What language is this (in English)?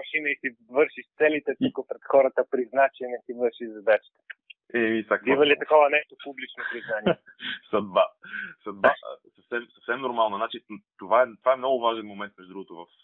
Bulgarian